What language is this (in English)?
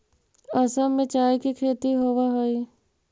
Magahi